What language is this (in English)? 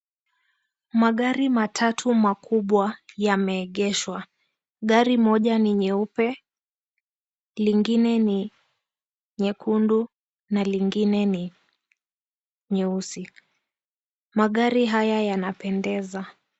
Swahili